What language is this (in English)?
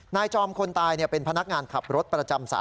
Thai